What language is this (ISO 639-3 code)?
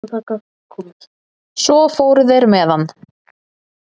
isl